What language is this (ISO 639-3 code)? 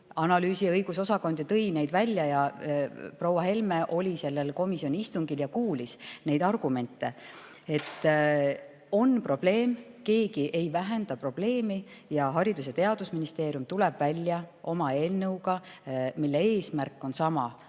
est